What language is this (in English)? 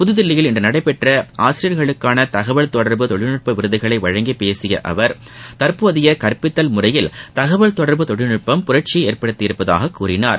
Tamil